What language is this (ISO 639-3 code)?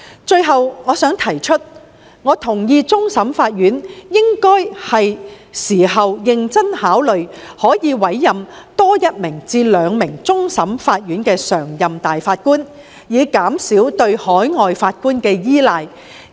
yue